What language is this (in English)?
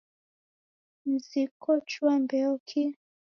Taita